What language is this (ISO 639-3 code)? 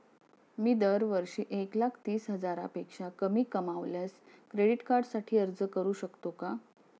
mar